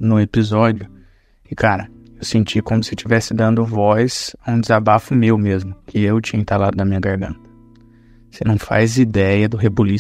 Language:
Portuguese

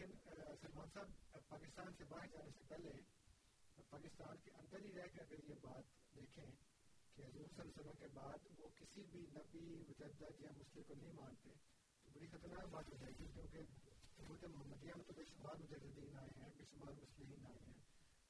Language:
Urdu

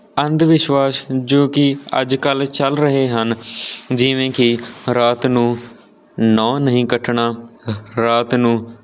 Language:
Punjabi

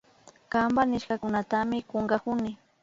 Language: Imbabura Highland Quichua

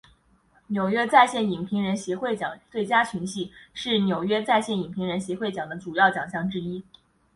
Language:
Chinese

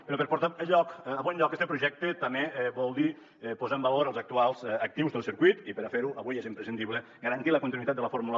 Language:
Catalan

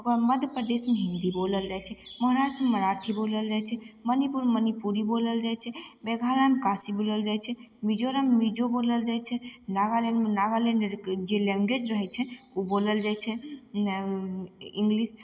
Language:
Maithili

